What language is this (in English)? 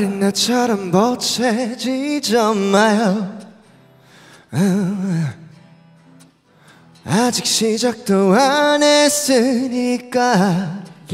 Vietnamese